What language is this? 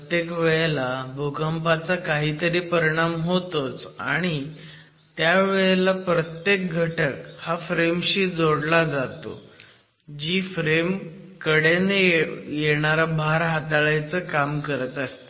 Marathi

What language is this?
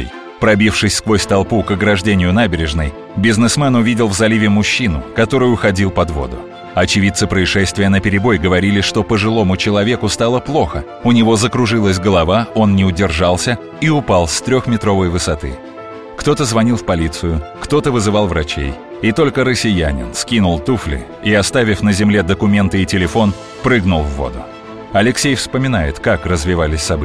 Russian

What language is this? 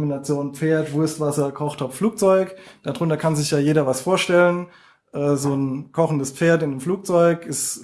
German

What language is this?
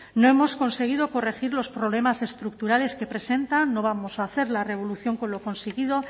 Spanish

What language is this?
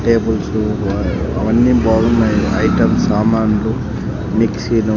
Telugu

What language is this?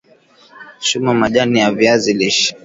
Swahili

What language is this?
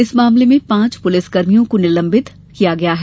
Hindi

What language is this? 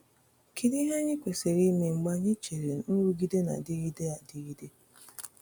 Igbo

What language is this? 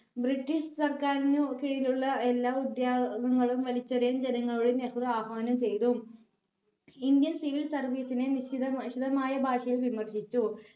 Malayalam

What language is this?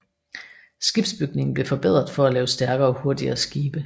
Danish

